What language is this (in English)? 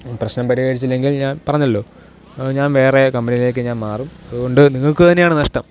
Malayalam